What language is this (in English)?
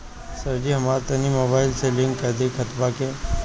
Bhojpuri